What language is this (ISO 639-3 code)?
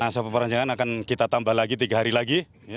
ind